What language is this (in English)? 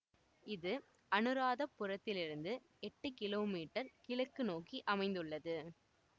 Tamil